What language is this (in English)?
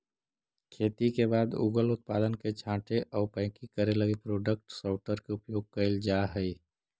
Magahi